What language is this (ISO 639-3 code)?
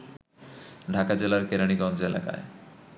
ben